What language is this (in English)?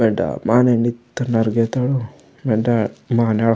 Gondi